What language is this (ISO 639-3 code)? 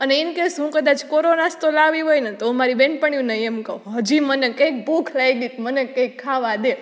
guj